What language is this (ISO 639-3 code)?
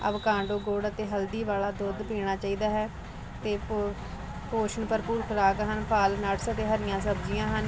pan